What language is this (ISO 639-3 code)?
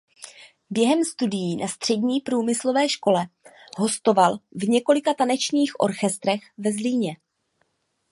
ces